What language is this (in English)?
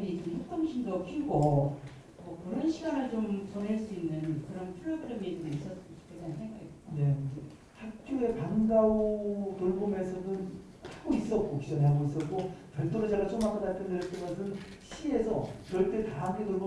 Korean